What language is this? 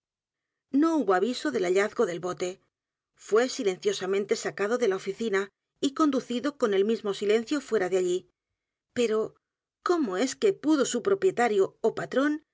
Spanish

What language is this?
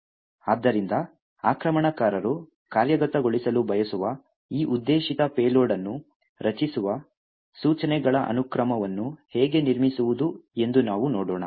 Kannada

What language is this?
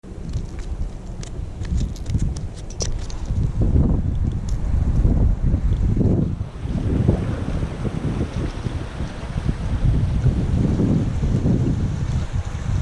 Vietnamese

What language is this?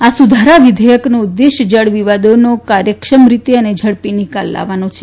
Gujarati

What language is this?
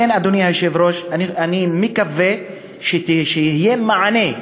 Hebrew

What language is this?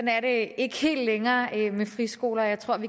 Danish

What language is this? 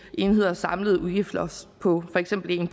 Danish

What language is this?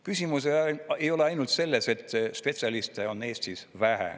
Estonian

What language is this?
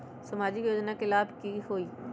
Magahi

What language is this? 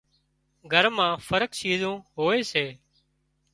Wadiyara Koli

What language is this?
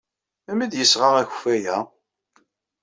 Kabyle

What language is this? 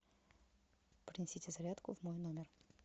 Russian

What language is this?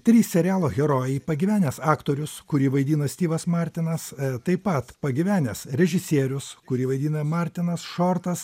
Lithuanian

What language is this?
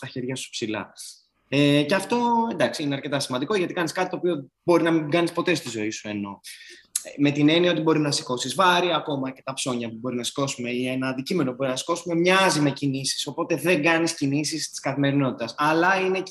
Greek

